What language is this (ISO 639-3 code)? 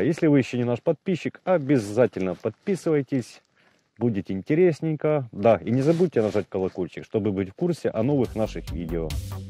rus